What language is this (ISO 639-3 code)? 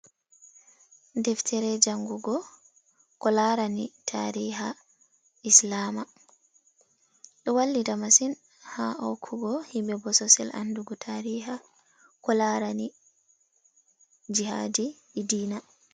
ful